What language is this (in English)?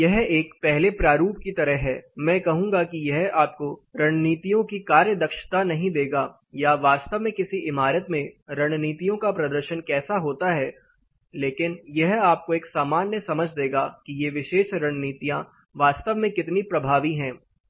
Hindi